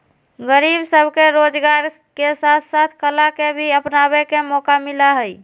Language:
Magahi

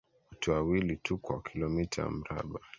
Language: Swahili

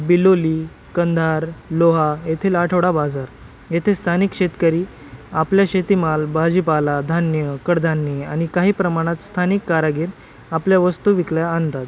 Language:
Marathi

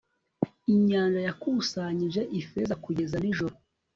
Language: Kinyarwanda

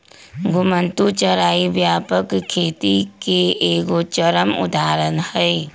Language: Magahi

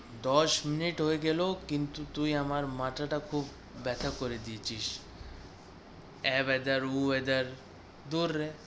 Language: Bangla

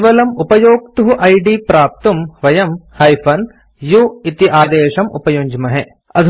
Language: Sanskrit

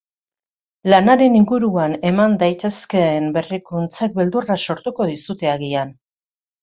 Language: Basque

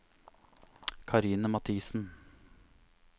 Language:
Norwegian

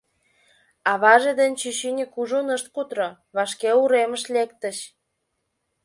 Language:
Mari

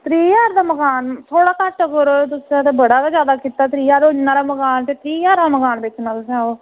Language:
Dogri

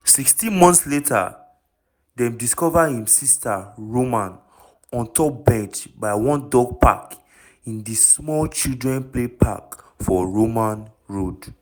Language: Nigerian Pidgin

